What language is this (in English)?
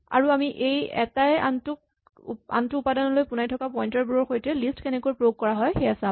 Assamese